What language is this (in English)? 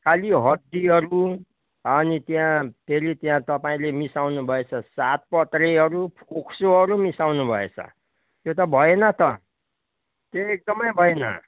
Nepali